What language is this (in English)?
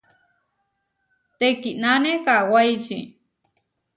Huarijio